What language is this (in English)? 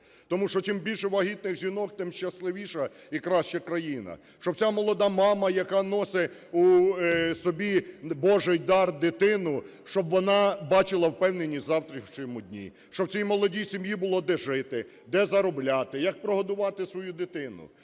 Ukrainian